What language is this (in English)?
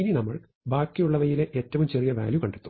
Malayalam